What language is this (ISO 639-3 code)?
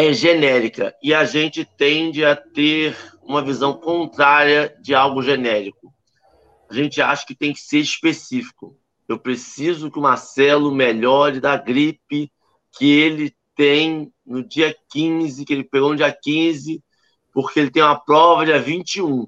por